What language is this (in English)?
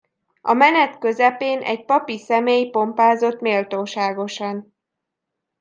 Hungarian